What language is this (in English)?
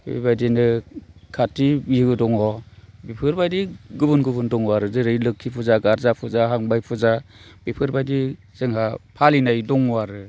Bodo